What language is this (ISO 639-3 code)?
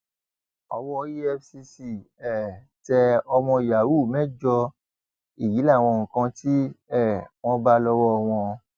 yor